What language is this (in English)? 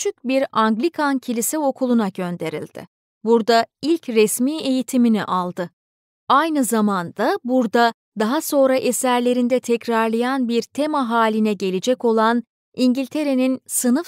Turkish